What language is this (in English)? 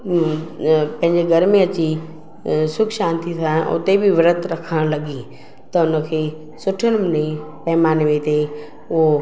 Sindhi